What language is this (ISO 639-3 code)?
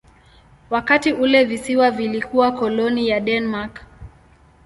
swa